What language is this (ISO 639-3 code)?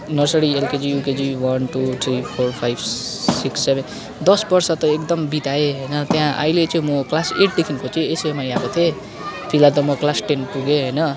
nep